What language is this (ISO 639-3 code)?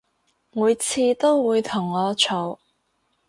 yue